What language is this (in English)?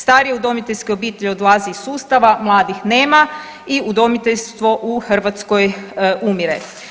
Croatian